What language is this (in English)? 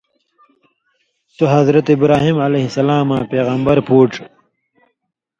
Indus Kohistani